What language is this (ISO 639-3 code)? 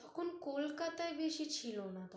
ben